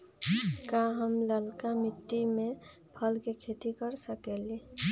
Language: Magahi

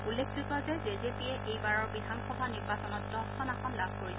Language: Assamese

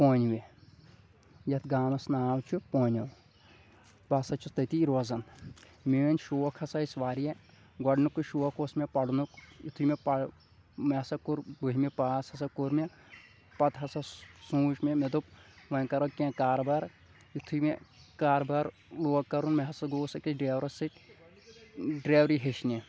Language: Kashmiri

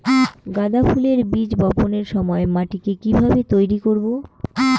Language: Bangla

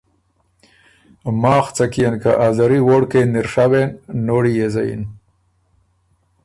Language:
Ormuri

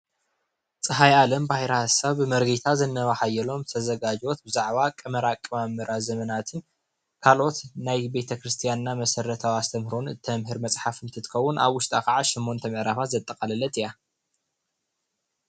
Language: Tigrinya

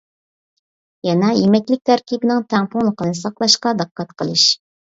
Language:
Uyghur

